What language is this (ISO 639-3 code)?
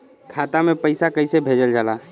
bho